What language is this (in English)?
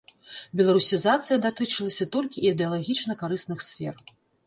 Belarusian